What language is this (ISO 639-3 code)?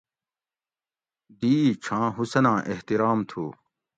gwc